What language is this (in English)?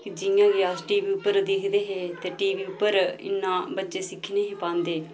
Dogri